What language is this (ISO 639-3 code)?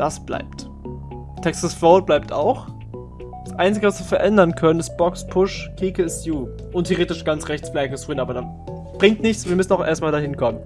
deu